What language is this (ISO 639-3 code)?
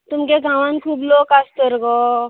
kok